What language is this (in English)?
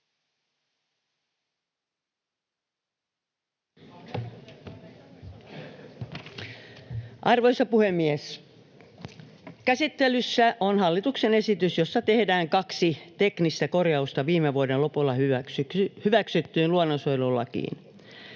Finnish